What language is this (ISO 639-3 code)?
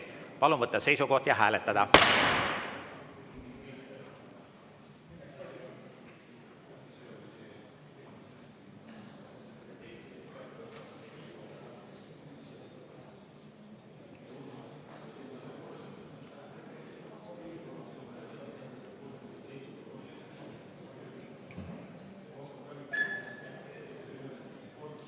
est